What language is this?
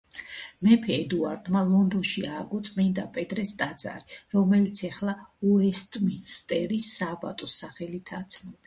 Georgian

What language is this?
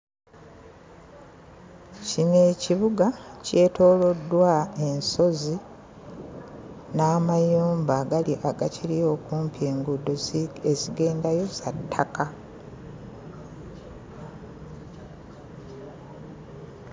Ganda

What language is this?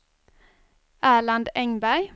Swedish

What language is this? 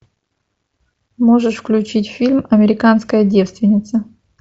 Russian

